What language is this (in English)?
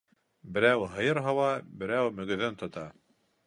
Bashkir